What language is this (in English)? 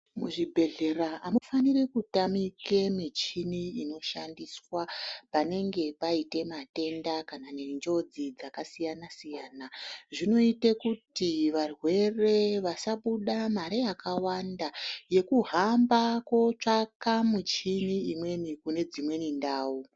Ndau